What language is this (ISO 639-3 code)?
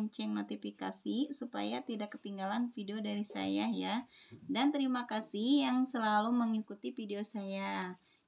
ind